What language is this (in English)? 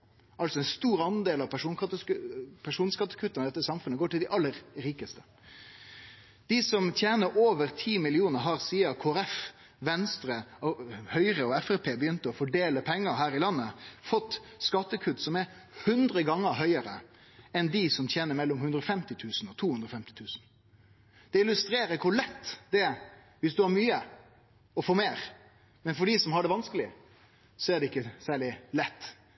Norwegian Nynorsk